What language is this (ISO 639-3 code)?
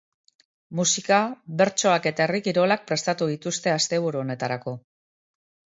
eus